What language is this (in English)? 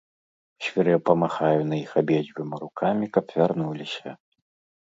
Belarusian